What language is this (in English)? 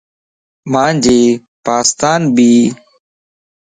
Lasi